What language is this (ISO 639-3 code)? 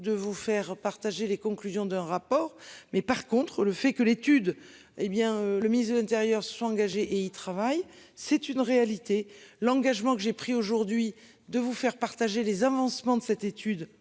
fra